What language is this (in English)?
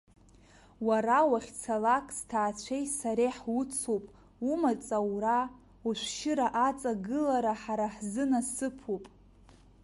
Abkhazian